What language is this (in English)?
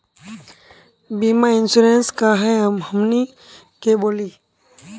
Magahi